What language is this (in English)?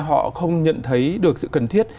Vietnamese